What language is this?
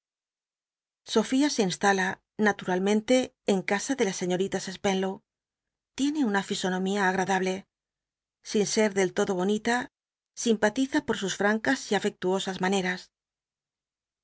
Spanish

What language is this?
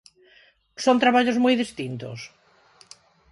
Galician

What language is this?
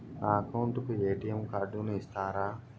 Telugu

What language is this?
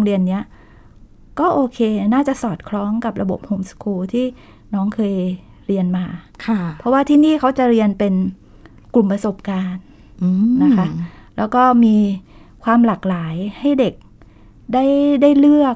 Thai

